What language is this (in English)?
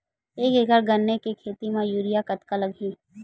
Chhattisgarhi